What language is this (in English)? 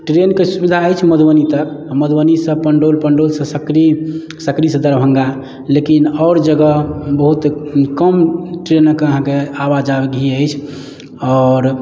Maithili